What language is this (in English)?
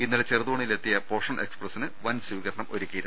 Malayalam